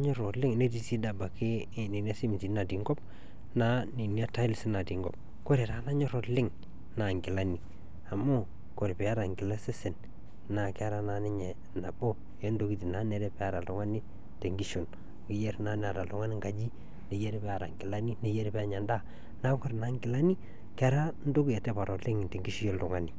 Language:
Masai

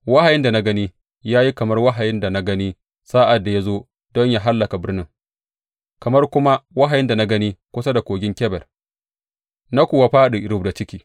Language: Hausa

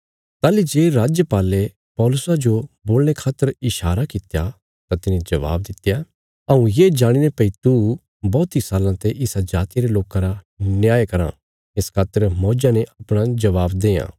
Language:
Bilaspuri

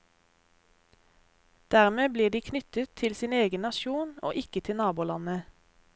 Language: Norwegian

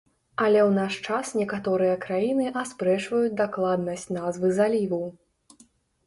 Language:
Belarusian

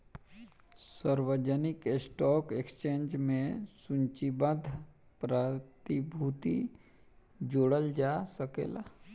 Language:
Bhojpuri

